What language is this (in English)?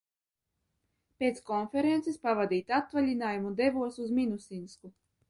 Latvian